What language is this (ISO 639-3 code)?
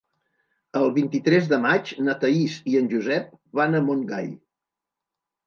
cat